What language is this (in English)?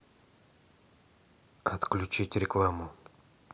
Russian